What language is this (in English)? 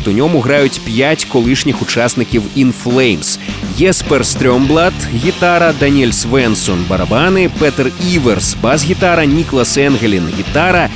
Ukrainian